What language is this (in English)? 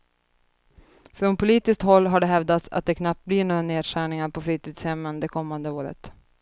Swedish